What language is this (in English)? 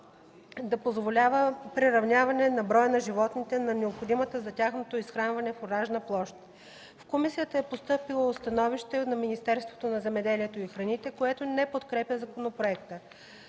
Bulgarian